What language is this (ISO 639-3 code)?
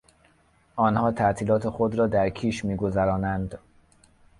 fas